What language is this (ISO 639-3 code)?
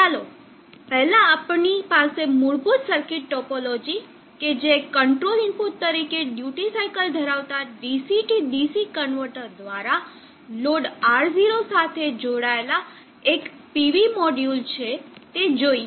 guj